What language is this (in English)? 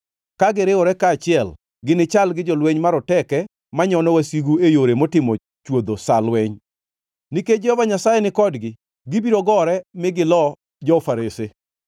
Luo (Kenya and Tanzania)